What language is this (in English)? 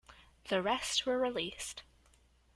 English